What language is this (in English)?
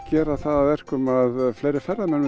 Icelandic